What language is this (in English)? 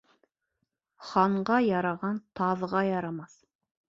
Bashkir